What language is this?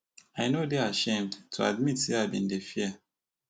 Nigerian Pidgin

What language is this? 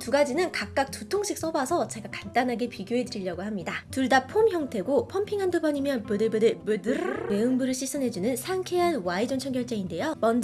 Korean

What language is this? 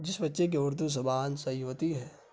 Urdu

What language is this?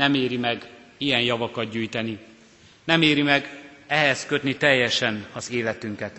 Hungarian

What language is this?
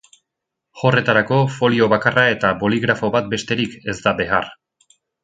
Basque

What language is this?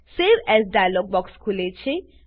Gujarati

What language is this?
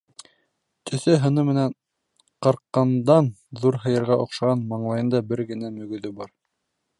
Bashkir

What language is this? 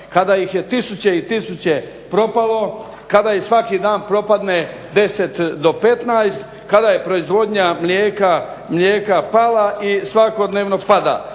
Croatian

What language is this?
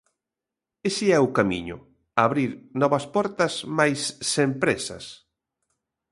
Galician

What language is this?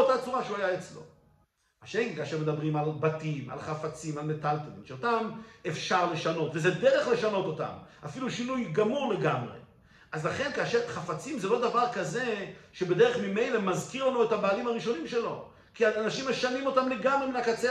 Hebrew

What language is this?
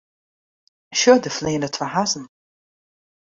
Western Frisian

